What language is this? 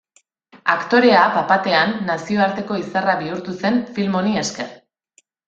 Basque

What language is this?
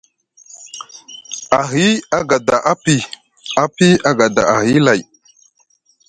Musgu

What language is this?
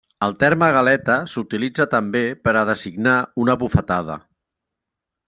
Catalan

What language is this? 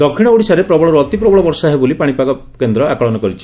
Odia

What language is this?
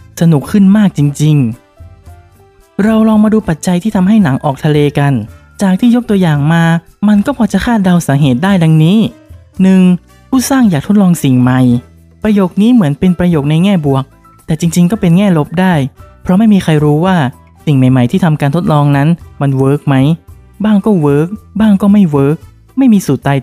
Thai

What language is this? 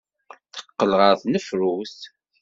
Kabyle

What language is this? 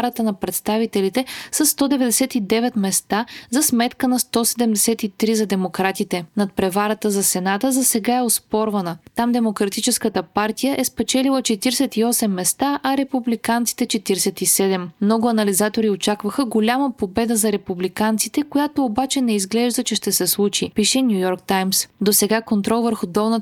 Bulgarian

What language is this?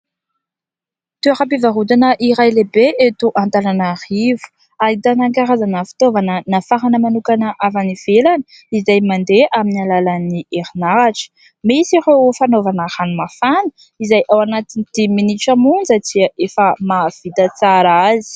Malagasy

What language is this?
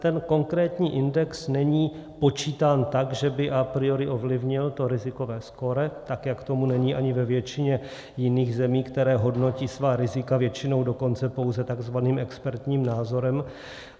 Czech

